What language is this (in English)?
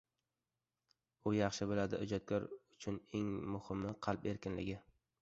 Uzbek